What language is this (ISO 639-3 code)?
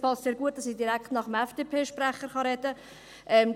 gsw